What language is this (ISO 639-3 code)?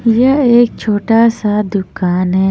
hin